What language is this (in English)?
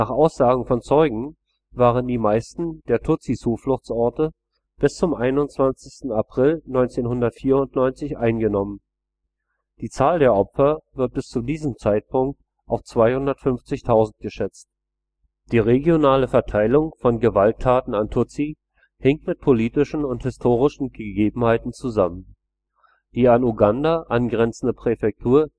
German